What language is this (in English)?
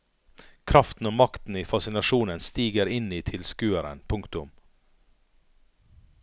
Norwegian